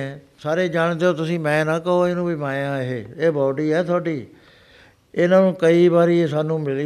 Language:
Punjabi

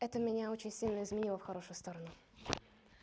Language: Russian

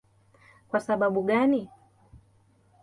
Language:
Swahili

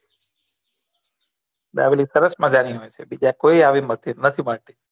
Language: Gujarati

